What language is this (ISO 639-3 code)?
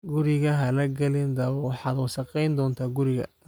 som